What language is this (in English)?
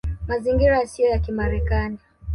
Swahili